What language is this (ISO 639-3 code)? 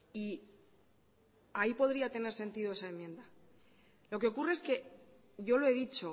spa